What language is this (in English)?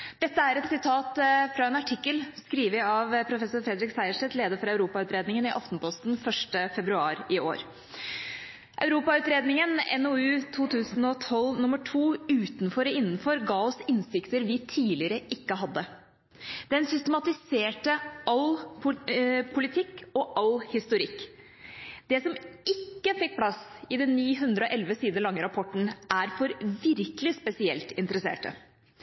Norwegian Bokmål